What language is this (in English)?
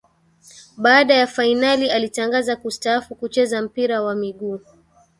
Swahili